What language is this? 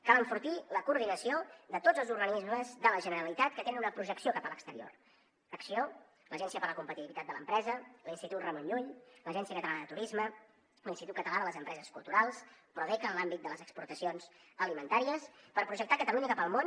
Catalan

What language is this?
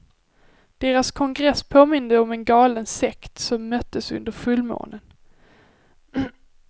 Swedish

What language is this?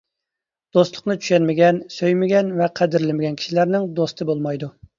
Uyghur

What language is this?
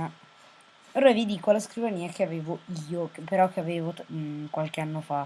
Italian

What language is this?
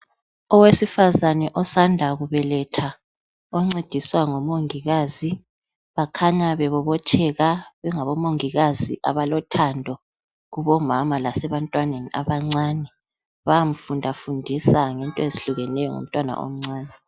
North Ndebele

